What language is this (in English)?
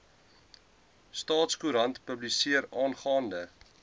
Afrikaans